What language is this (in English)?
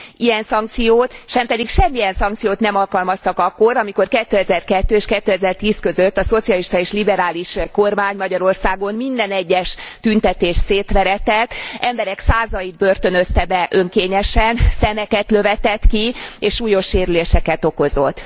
Hungarian